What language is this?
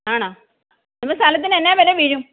Malayalam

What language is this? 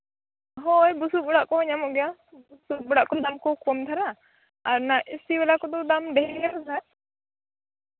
Santali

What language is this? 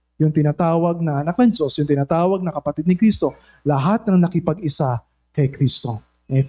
Filipino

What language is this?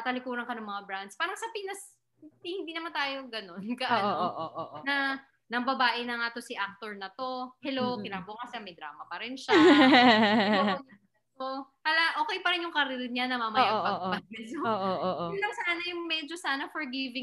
Filipino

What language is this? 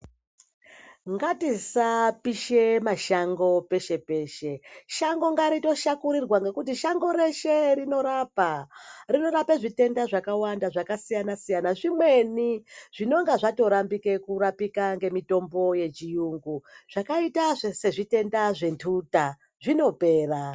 Ndau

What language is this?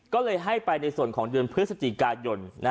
Thai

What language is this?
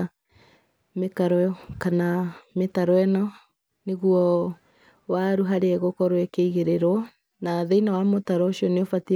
Kikuyu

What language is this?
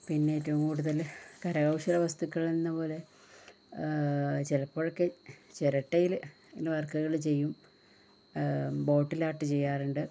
Malayalam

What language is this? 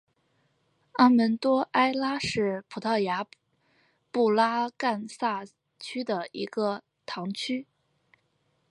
Chinese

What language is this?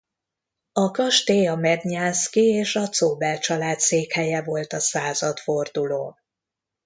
Hungarian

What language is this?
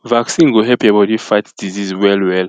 Nigerian Pidgin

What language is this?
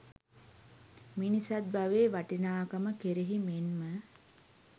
Sinhala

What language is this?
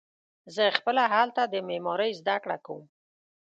Pashto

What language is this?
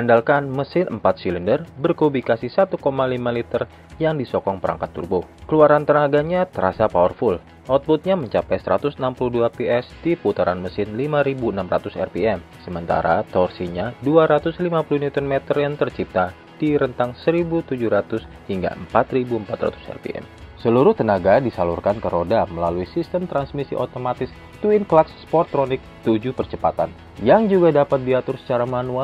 Indonesian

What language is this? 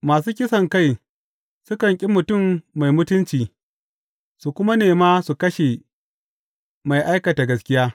Hausa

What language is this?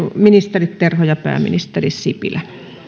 Finnish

